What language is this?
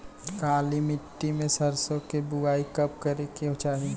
Bhojpuri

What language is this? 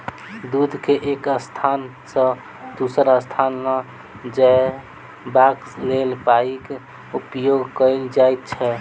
Maithili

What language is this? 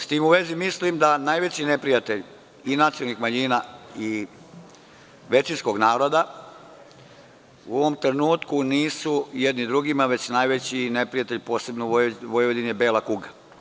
Serbian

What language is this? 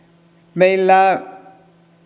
Finnish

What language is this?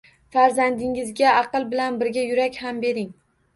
Uzbek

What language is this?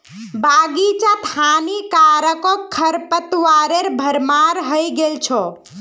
Magahi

